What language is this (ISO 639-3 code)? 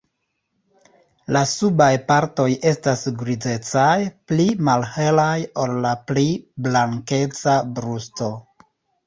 epo